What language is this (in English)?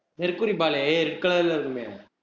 Tamil